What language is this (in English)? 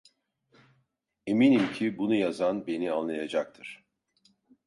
Turkish